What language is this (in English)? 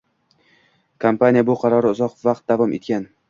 Uzbek